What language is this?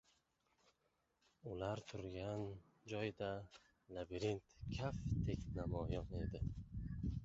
Uzbek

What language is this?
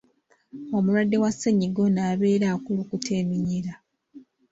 Ganda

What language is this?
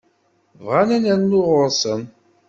Kabyle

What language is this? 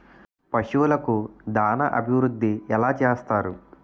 Telugu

